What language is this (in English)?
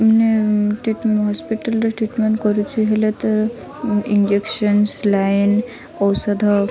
Odia